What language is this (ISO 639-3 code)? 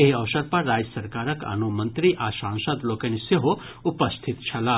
mai